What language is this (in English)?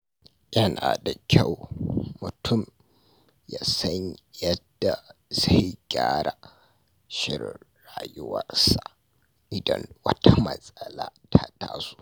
Hausa